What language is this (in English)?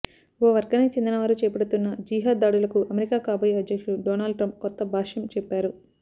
Telugu